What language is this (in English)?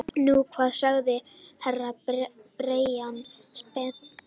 Icelandic